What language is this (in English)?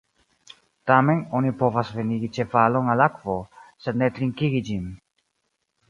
Esperanto